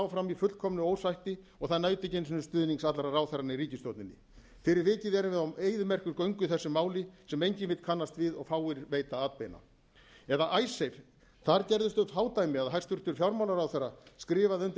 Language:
Icelandic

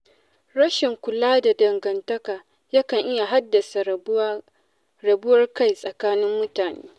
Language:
Hausa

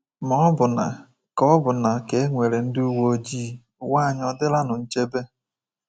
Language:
Igbo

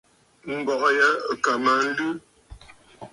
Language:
Bafut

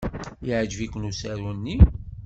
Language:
Kabyle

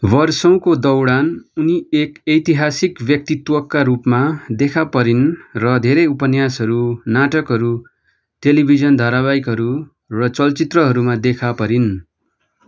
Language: Nepali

